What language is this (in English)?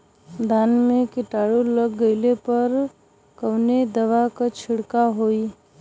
Bhojpuri